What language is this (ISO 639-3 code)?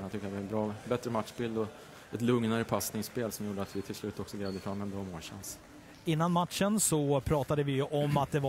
swe